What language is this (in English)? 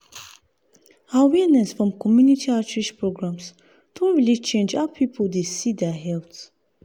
Nigerian Pidgin